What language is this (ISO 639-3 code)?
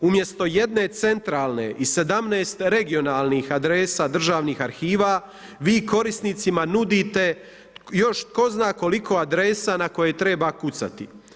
hrv